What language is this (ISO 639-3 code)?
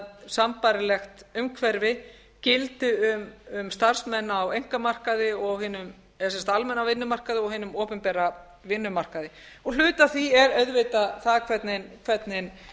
isl